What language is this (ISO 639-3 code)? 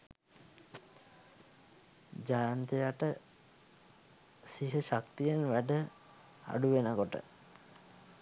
sin